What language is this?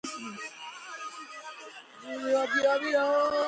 Georgian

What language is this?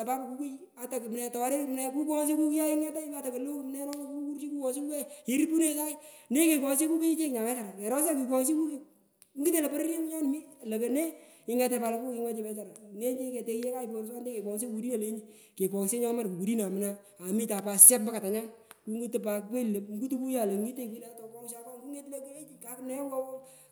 Pökoot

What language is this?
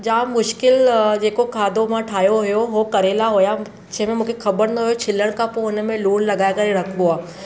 Sindhi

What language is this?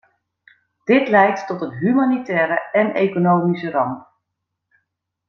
Dutch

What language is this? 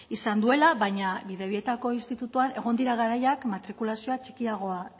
Basque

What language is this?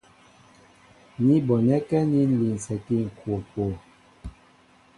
Mbo (Cameroon)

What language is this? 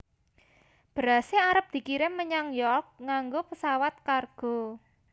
Javanese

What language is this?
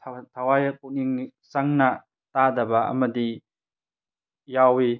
Manipuri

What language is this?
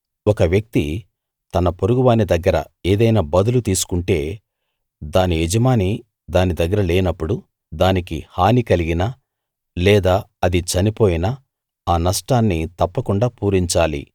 Telugu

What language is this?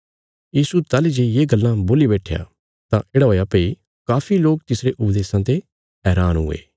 Bilaspuri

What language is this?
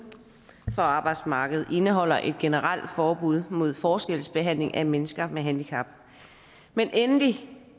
Danish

